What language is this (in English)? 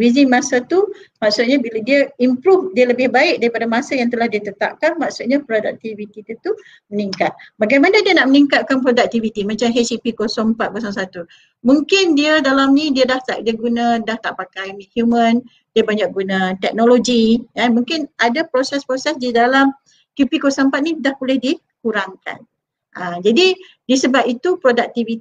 Malay